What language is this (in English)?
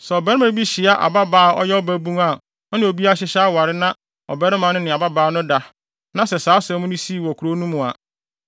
Akan